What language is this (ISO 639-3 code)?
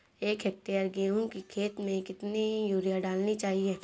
hin